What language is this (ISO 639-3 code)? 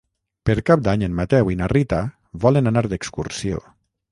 cat